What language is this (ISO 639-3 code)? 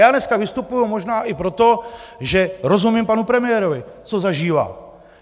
ces